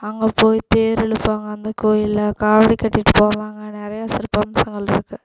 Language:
Tamil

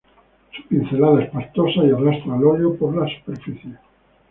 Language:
Spanish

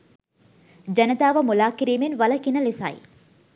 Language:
Sinhala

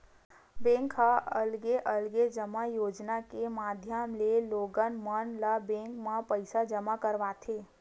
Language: Chhattisgarhi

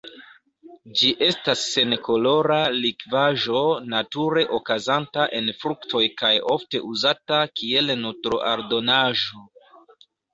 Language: Esperanto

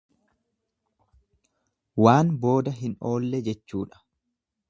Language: Oromo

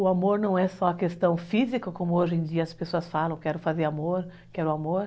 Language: Portuguese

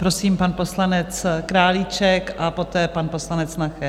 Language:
Czech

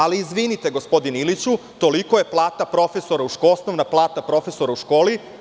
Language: Serbian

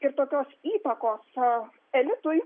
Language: Lithuanian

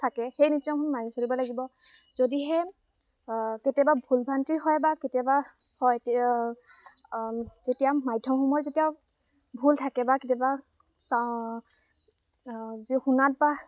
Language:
Assamese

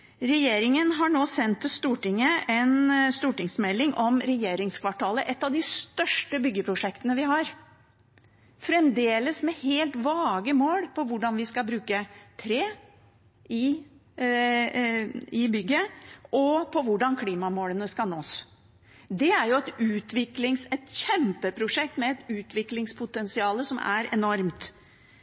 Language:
Norwegian Bokmål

